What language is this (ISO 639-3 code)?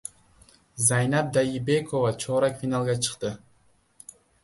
uzb